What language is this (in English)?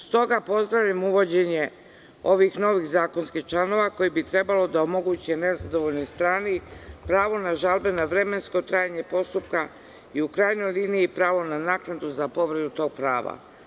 Serbian